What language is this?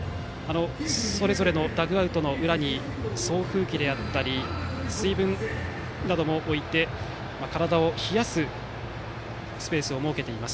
Japanese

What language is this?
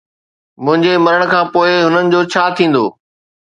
Sindhi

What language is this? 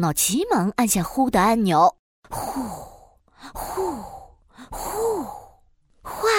Chinese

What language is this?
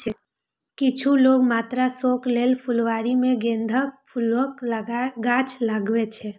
Maithili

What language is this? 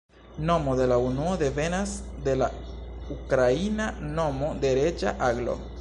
Esperanto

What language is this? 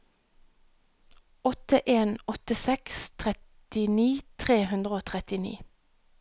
Norwegian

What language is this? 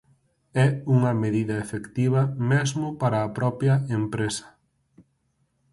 Galician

